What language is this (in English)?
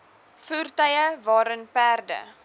Afrikaans